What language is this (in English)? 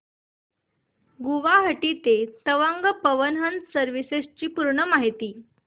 Marathi